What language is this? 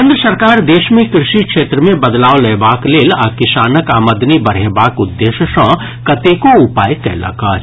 Maithili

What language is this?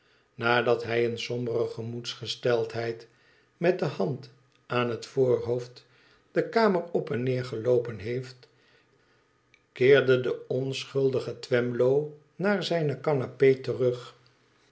Dutch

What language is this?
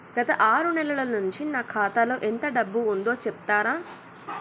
Telugu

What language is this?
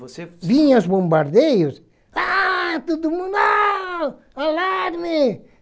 Portuguese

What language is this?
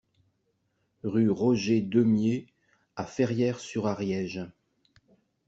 French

